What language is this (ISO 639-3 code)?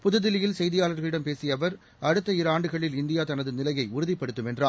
tam